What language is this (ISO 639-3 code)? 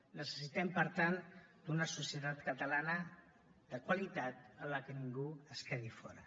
cat